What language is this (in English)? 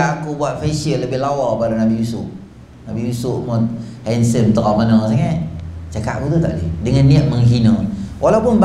Malay